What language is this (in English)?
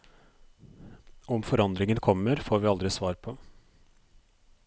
Norwegian